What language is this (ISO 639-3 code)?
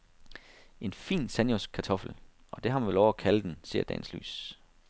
dan